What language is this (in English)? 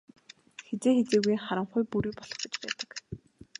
Mongolian